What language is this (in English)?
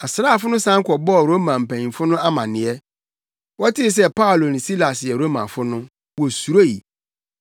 Akan